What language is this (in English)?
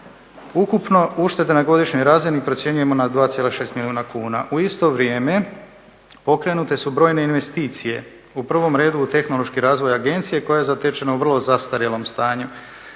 Croatian